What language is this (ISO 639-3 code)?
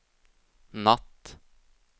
swe